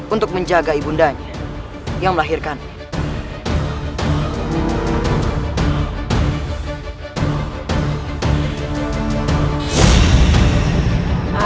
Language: Indonesian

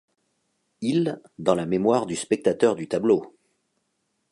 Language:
French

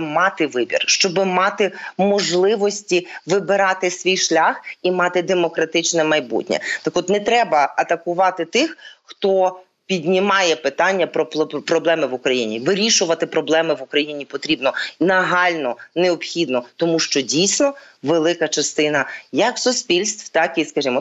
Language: Ukrainian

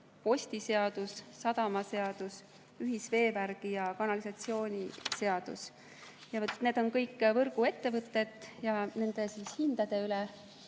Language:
Estonian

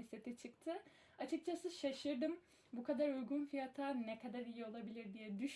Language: Turkish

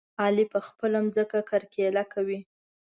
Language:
Pashto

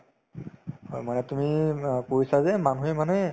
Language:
Assamese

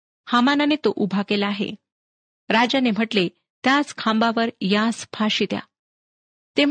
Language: Marathi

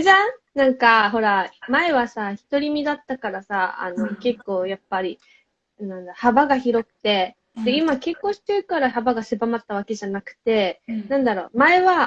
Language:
Japanese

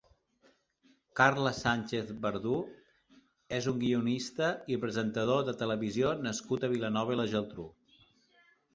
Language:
Catalan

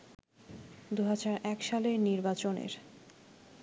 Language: Bangla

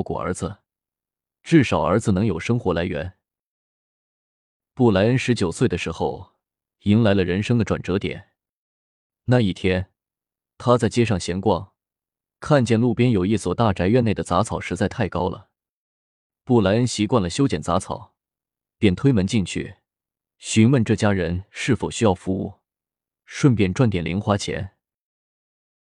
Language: Chinese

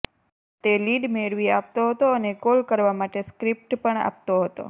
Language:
Gujarati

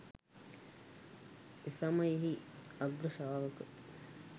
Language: Sinhala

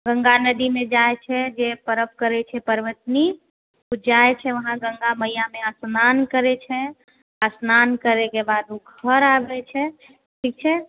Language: Maithili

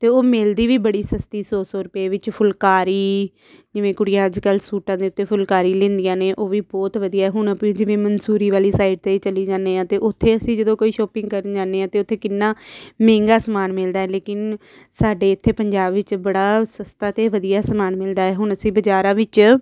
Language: Punjabi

